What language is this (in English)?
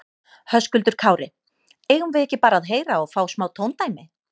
Icelandic